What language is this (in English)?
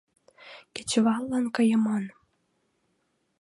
Mari